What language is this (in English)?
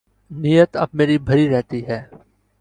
Urdu